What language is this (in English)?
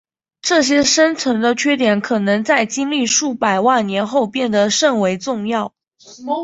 Chinese